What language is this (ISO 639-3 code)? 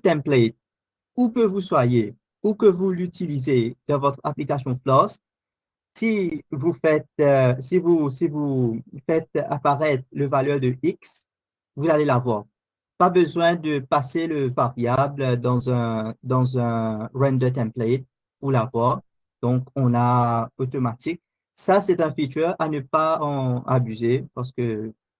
fra